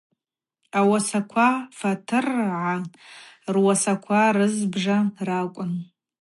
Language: Abaza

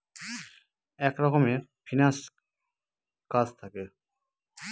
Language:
Bangla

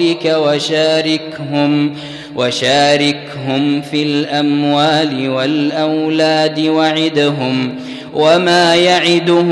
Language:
Arabic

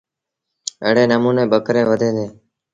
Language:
Sindhi Bhil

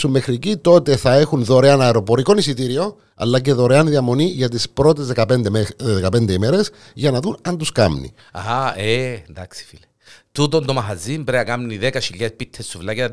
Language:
Greek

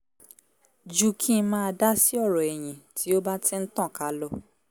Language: Yoruba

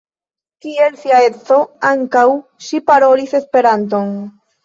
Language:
Esperanto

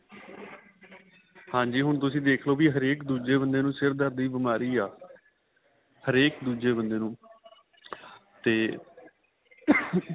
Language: Punjabi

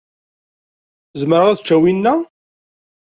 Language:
Kabyle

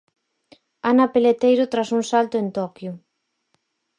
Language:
Galician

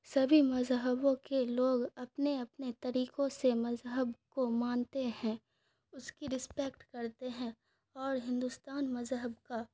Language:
Urdu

